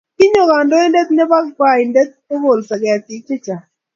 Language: Kalenjin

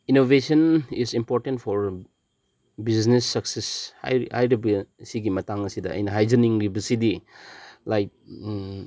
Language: Manipuri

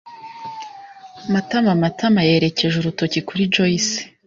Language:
Kinyarwanda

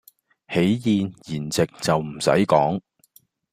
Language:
Cantonese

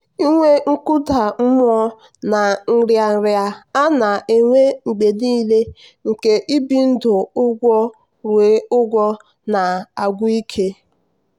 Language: Igbo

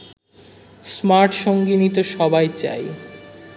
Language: Bangla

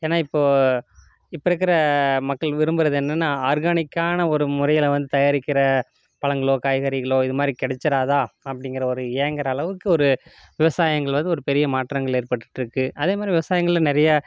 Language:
Tamil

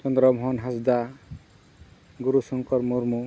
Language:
Santali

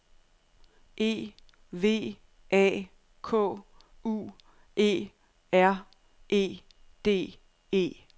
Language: Danish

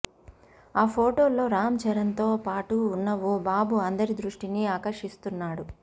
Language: Telugu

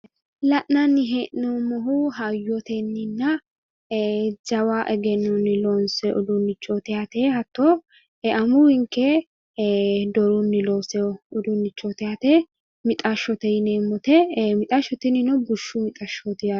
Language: Sidamo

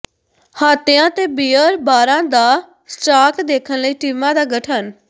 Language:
Punjabi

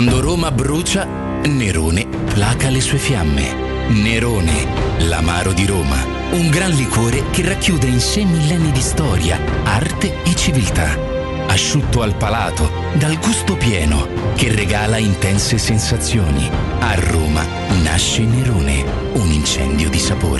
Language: Italian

